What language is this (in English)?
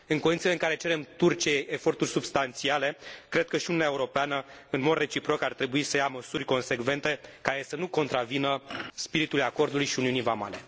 Romanian